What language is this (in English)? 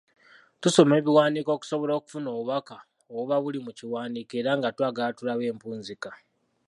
Ganda